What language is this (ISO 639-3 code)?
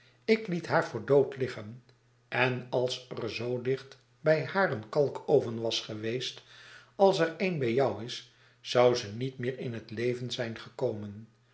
nld